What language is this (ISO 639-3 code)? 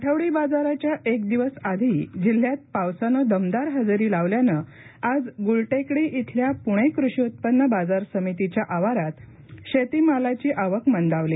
mar